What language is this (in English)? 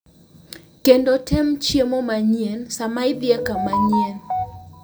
Luo (Kenya and Tanzania)